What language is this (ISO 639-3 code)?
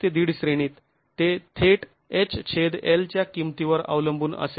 mar